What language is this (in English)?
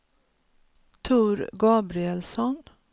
Swedish